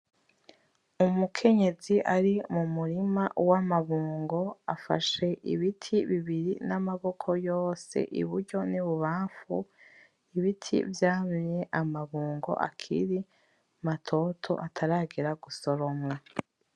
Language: Rundi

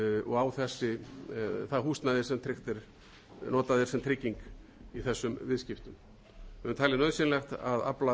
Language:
Icelandic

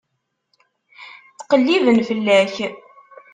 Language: Kabyle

